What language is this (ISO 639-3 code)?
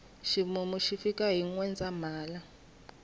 tso